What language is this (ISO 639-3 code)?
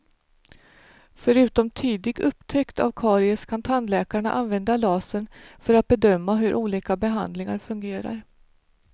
swe